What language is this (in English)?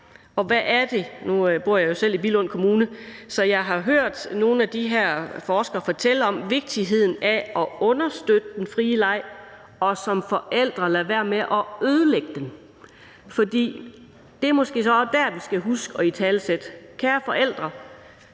Danish